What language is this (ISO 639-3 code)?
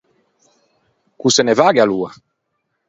lij